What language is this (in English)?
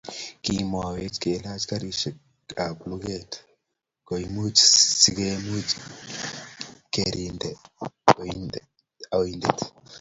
Kalenjin